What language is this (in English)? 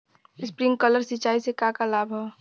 Bhojpuri